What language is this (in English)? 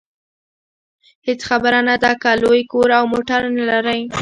Pashto